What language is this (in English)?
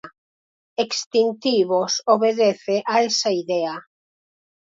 Galician